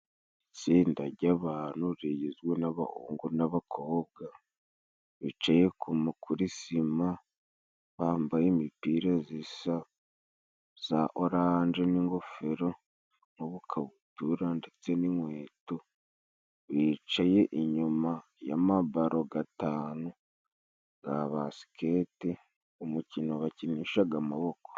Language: Kinyarwanda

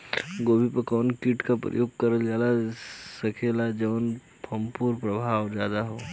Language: Bhojpuri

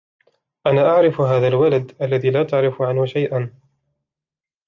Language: Arabic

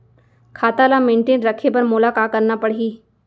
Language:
Chhattisgarhi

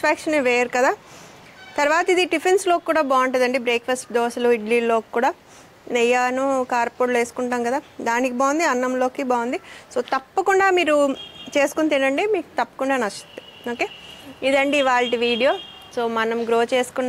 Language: Telugu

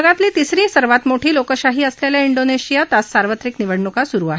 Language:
Marathi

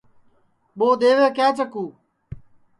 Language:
Sansi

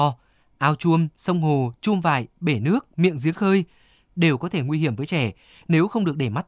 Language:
Vietnamese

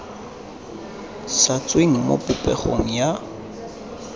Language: Tswana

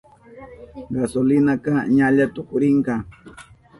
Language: Southern Pastaza Quechua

